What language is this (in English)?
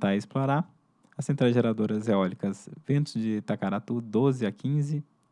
Portuguese